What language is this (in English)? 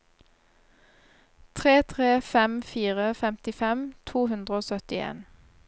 Norwegian